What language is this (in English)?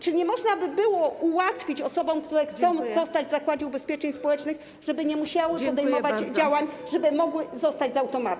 Polish